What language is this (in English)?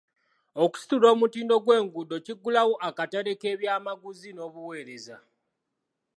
Ganda